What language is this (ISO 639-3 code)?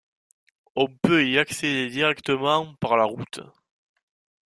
fra